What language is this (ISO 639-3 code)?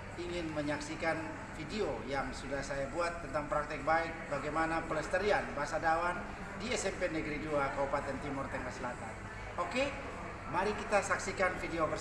ind